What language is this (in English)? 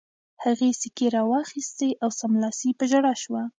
Pashto